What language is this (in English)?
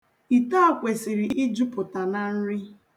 Igbo